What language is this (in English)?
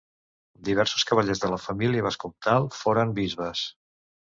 Catalan